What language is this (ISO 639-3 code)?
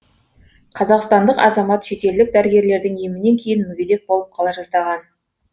kaz